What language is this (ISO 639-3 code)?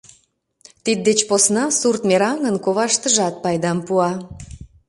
chm